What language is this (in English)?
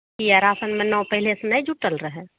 Maithili